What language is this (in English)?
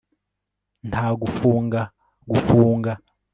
Kinyarwanda